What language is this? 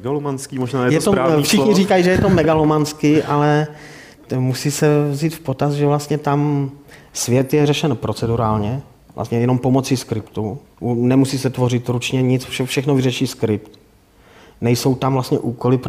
Czech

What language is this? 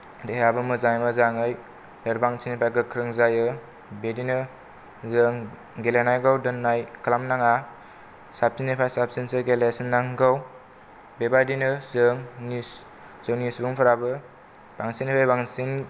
Bodo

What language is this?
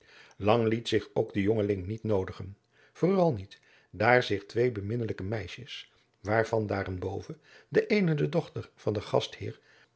Dutch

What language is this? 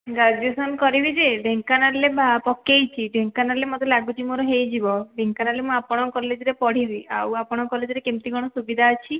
Odia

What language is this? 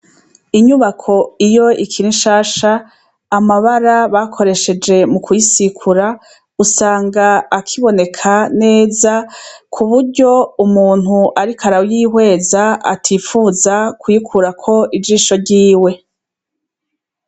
Rundi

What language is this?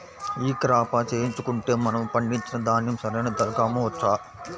Telugu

